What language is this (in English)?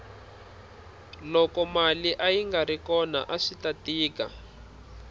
Tsonga